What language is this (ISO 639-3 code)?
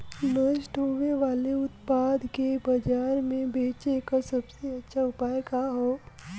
bho